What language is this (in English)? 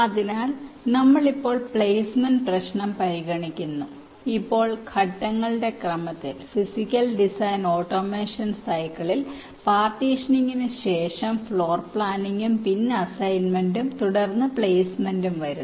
Malayalam